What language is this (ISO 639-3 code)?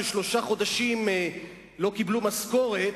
heb